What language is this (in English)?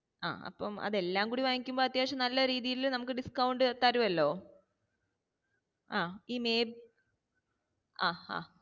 Malayalam